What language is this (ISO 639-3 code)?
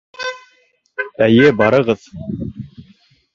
bak